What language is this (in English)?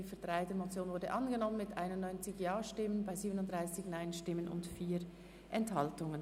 Swiss German